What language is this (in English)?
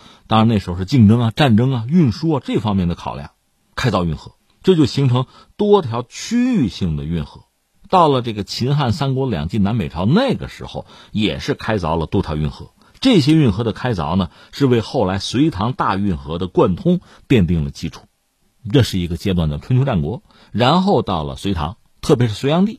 Chinese